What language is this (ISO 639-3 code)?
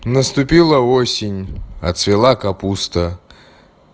rus